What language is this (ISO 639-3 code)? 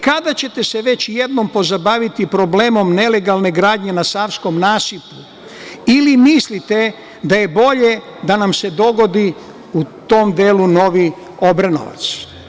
srp